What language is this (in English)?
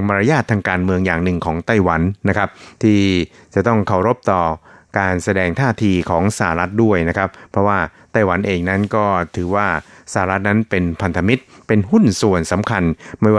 Thai